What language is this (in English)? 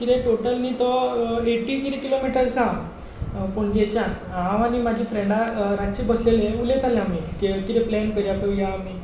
Konkani